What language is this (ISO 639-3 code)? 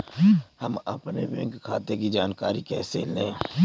hin